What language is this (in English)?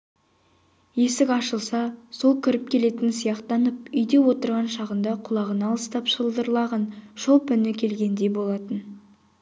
Kazakh